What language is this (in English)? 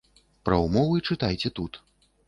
Belarusian